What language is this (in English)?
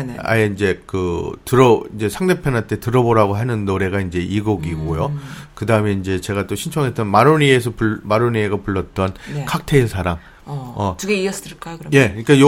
Korean